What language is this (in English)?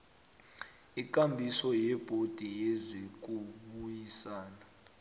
South Ndebele